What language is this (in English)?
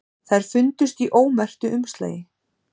Icelandic